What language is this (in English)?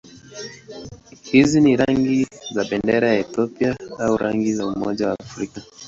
Swahili